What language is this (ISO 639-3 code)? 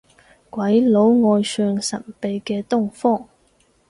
yue